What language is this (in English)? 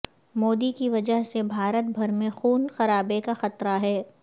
Urdu